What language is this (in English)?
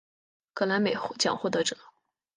Chinese